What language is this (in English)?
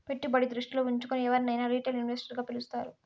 Telugu